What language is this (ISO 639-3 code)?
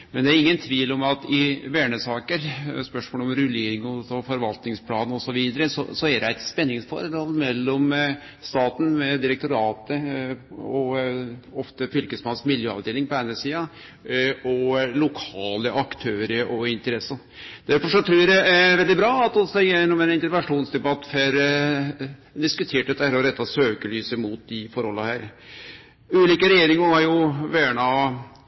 nno